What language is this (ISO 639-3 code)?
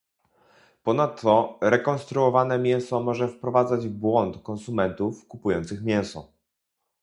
pol